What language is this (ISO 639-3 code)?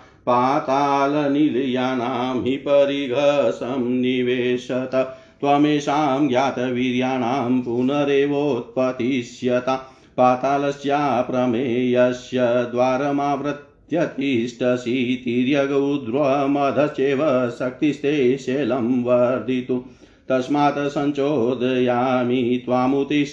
hin